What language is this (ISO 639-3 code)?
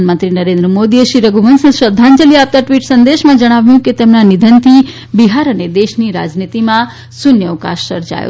guj